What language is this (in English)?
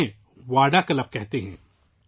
Urdu